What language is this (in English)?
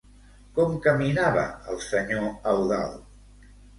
Catalan